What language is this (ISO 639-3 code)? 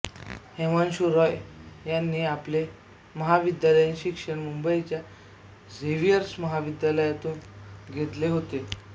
mar